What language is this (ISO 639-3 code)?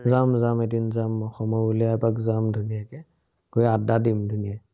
asm